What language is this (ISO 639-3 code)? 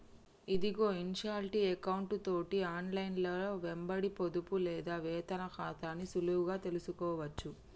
tel